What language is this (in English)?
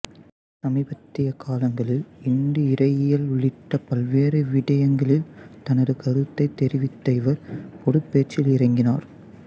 Tamil